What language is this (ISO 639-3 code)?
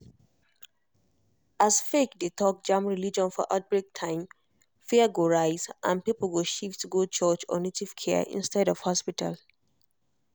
pcm